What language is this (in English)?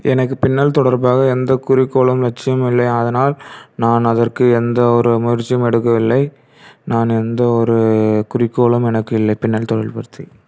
Tamil